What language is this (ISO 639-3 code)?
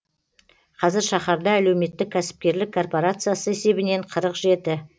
kaz